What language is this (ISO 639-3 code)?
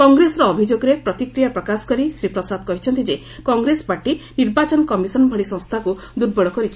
ori